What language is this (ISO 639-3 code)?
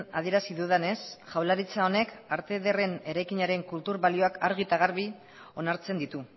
eus